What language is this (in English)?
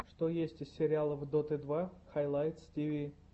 Russian